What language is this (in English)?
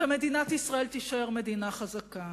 Hebrew